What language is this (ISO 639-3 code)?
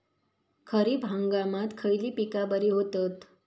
mar